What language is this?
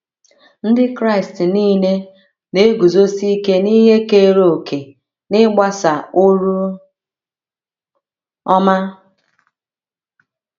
Igbo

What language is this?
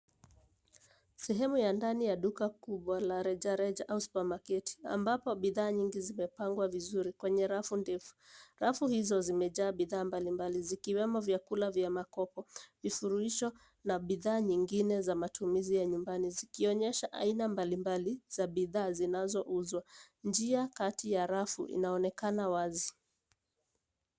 Swahili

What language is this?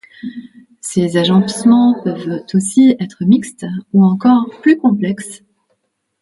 French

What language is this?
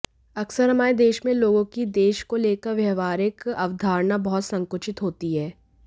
Hindi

